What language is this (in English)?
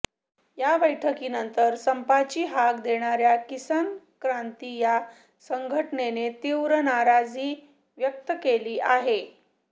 Marathi